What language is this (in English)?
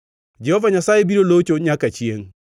Luo (Kenya and Tanzania)